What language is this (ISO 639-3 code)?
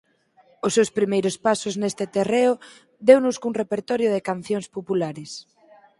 glg